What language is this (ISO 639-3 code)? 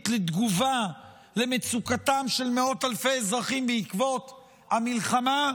heb